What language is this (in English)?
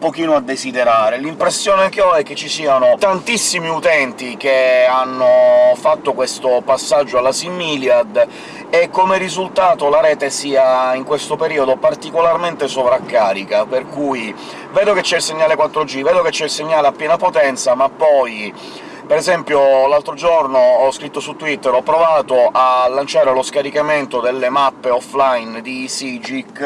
Italian